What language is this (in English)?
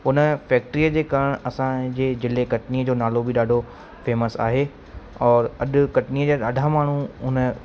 Sindhi